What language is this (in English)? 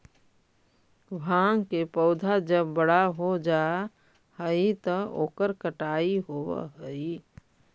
Magahi